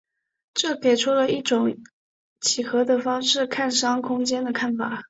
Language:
Chinese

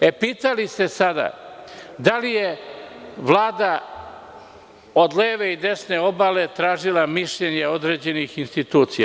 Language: Serbian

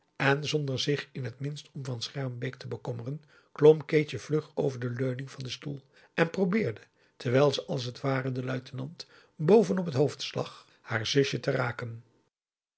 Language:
Dutch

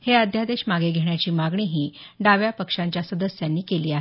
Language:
Marathi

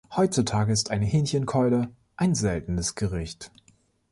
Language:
German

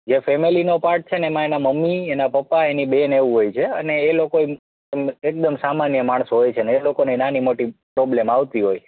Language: Gujarati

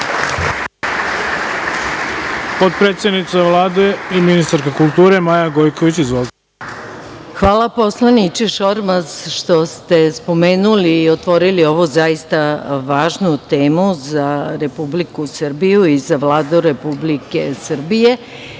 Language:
Serbian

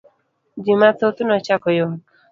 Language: Luo (Kenya and Tanzania)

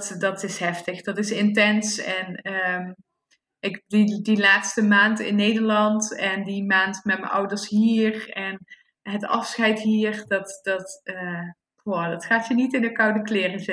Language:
Dutch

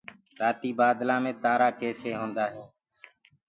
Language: Gurgula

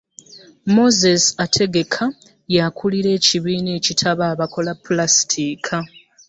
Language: Ganda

